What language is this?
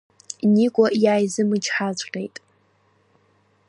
Abkhazian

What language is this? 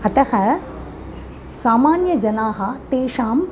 Sanskrit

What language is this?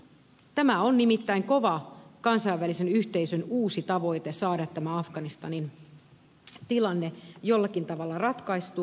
Finnish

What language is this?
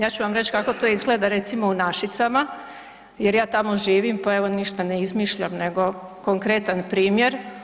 Croatian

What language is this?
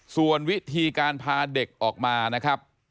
Thai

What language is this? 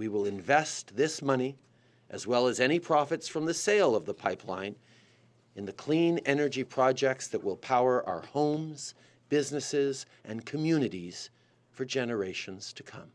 English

